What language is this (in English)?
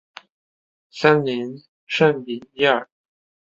Chinese